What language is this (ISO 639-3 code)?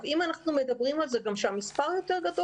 heb